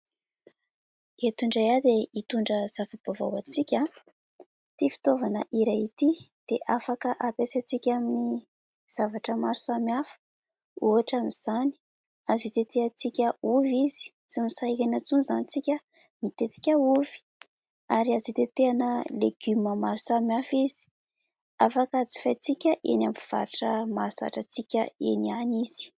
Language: Malagasy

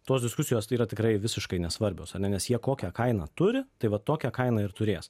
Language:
Lithuanian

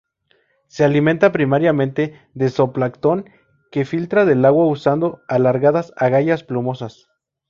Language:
Spanish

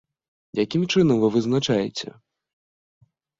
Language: Belarusian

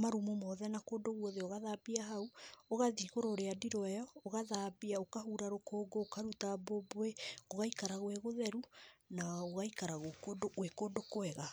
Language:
Kikuyu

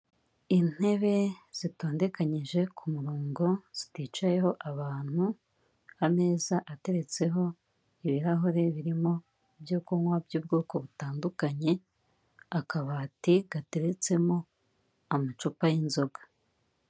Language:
Kinyarwanda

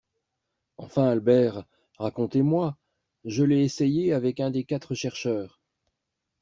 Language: French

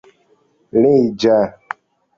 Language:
Esperanto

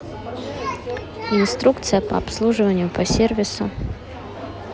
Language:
Russian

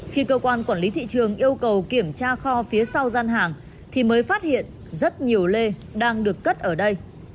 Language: Vietnamese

